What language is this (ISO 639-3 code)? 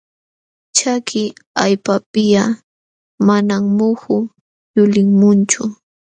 qxw